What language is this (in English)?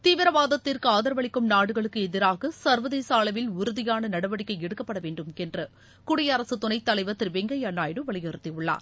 Tamil